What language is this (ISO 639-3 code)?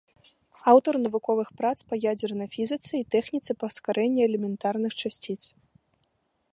bel